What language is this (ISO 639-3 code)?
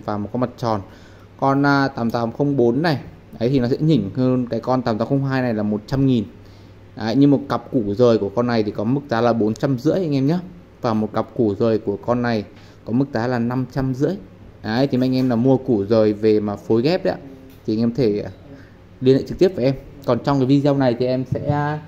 vie